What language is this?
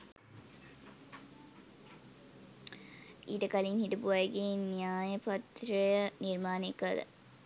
Sinhala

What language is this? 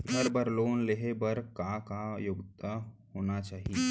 Chhattisgarhi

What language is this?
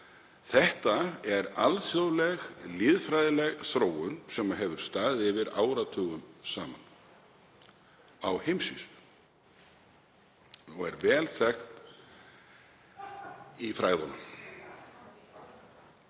Icelandic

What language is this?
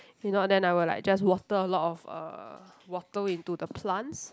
English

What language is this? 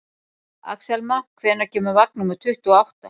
Icelandic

